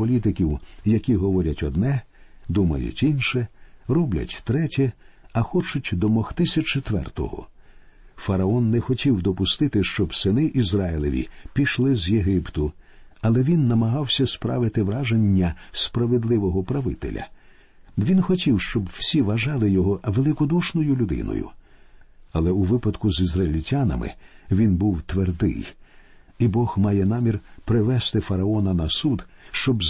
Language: Ukrainian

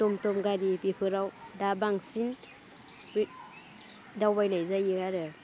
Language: Bodo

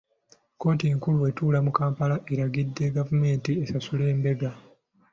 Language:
Ganda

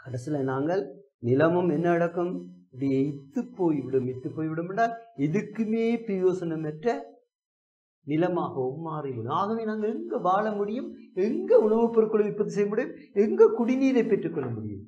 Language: Tamil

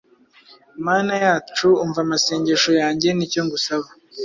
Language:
Kinyarwanda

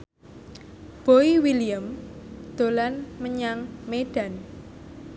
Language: Javanese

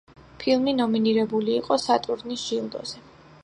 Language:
Georgian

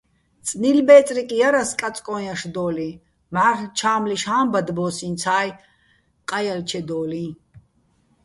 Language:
Bats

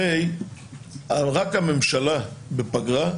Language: Hebrew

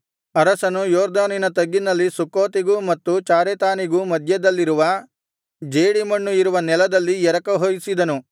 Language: Kannada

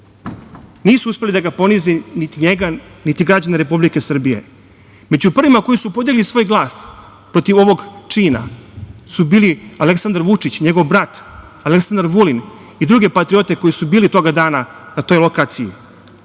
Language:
Serbian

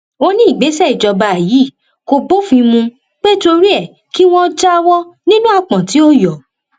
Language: Yoruba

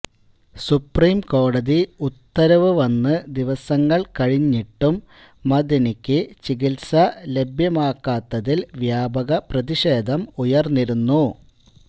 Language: Malayalam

